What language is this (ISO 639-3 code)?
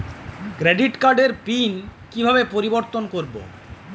ben